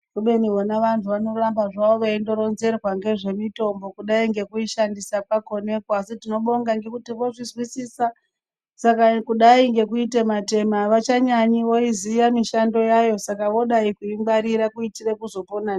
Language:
Ndau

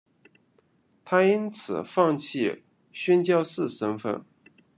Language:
Chinese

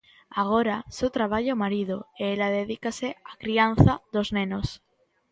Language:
Galician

